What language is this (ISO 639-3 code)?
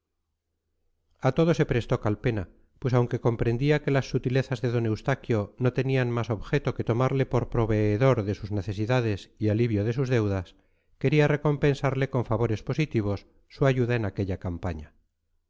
spa